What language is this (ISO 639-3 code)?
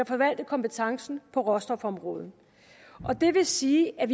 dan